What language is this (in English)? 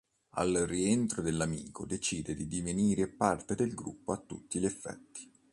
Italian